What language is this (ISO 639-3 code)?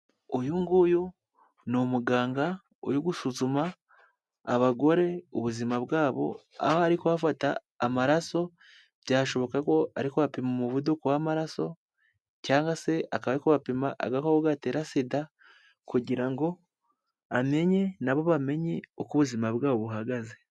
kin